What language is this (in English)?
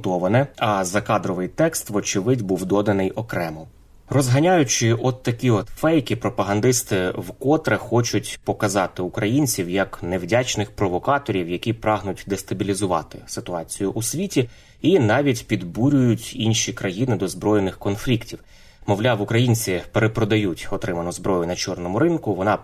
Ukrainian